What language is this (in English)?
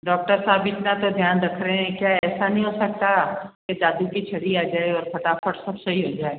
Hindi